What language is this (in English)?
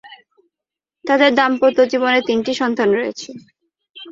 Bangla